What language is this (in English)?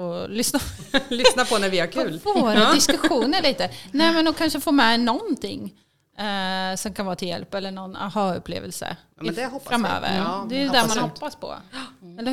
Swedish